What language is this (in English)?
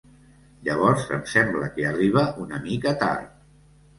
Catalan